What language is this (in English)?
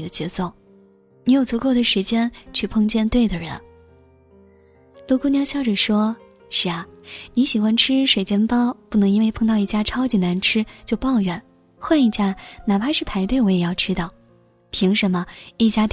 Chinese